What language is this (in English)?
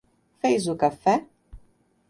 Portuguese